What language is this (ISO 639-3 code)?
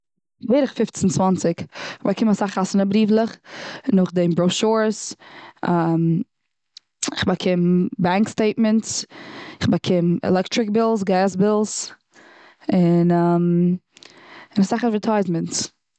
yid